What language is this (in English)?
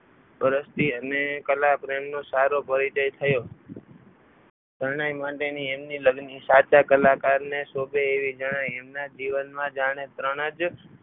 Gujarati